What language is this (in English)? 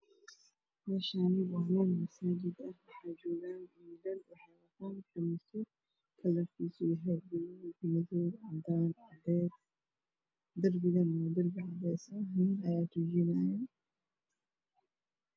Somali